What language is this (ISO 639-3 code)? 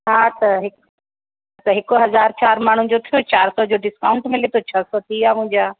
snd